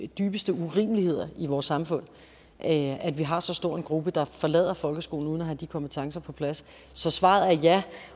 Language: Danish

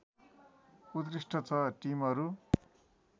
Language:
Nepali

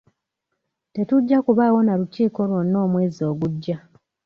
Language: Ganda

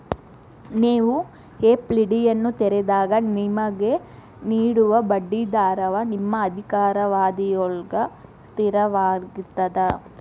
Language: Kannada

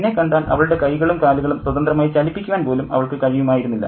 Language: Malayalam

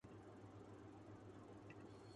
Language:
Urdu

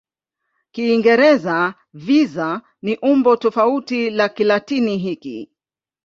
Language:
Swahili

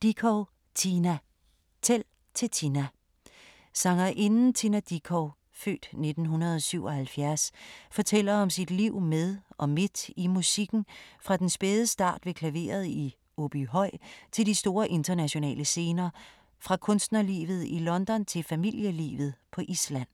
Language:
Danish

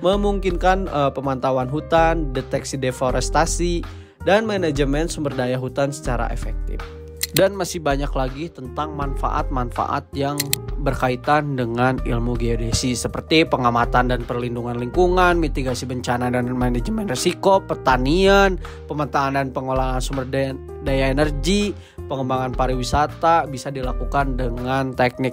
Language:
Indonesian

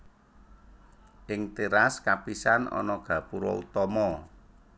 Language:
Javanese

